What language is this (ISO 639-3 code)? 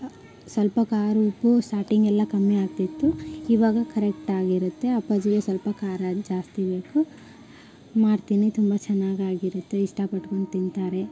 kan